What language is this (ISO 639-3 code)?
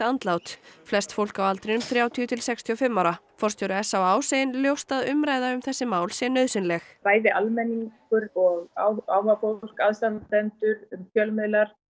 isl